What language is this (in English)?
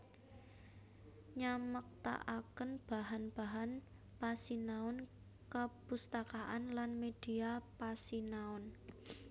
Javanese